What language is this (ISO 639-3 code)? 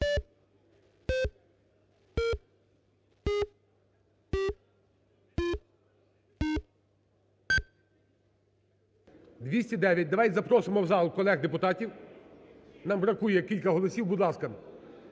ukr